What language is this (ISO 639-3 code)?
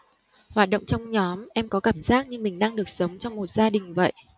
vie